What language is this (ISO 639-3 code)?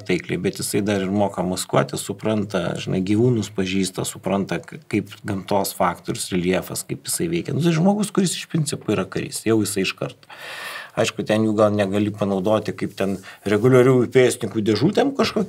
lit